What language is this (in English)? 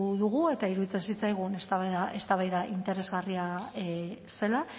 Basque